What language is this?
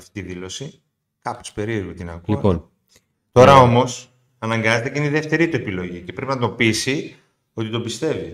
Greek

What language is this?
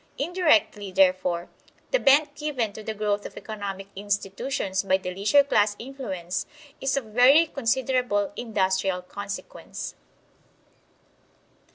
English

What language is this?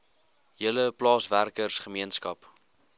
Afrikaans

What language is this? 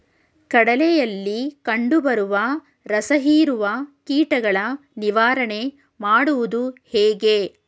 Kannada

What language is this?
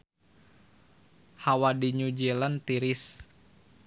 Sundanese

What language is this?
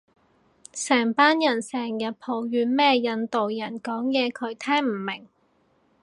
Cantonese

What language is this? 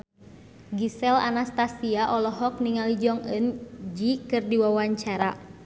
Sundanese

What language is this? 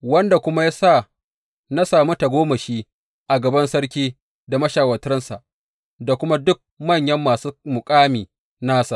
Hausa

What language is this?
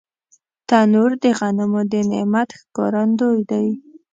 Pashto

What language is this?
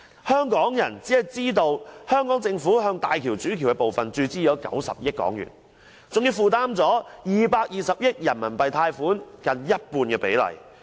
Cantonese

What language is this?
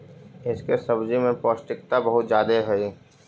Magahi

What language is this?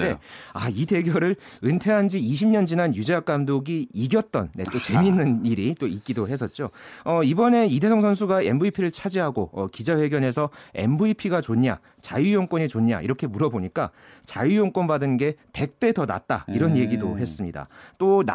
Korean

